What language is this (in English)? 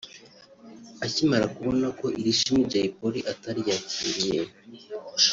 Kinyarwanda